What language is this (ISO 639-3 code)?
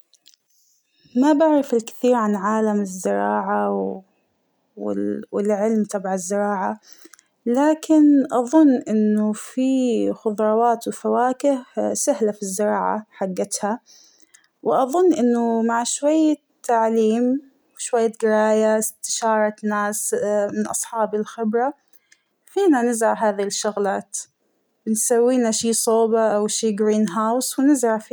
acw